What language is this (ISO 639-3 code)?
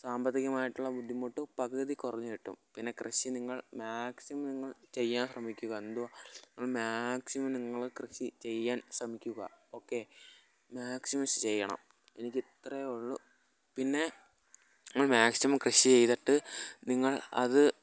mal